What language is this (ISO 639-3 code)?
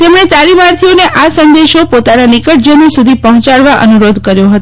guj